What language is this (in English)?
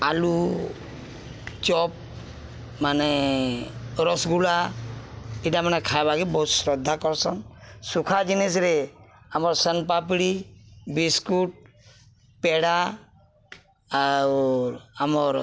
Odia